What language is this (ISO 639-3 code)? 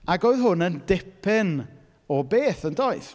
cym